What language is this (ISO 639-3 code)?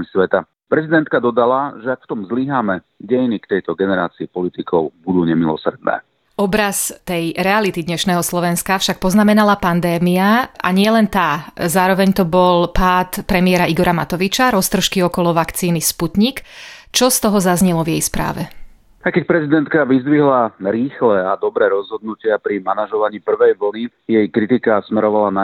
slk